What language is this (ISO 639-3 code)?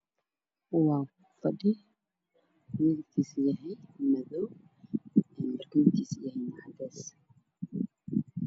som